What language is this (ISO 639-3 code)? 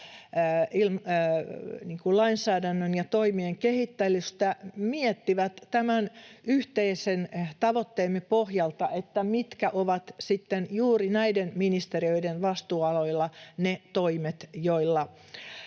fin